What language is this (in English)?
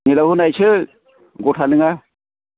Bodo